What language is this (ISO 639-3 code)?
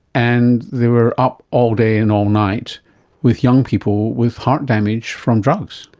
eng